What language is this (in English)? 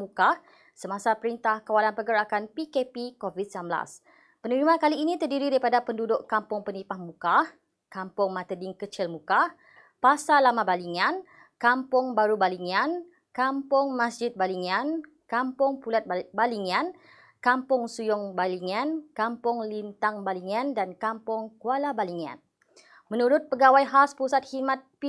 Malay